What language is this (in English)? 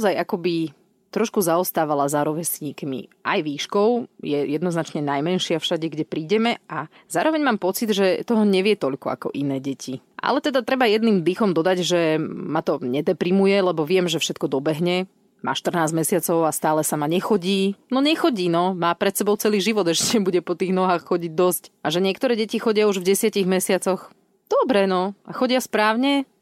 Slovak